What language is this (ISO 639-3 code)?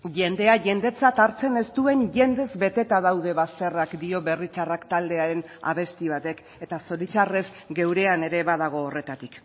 eus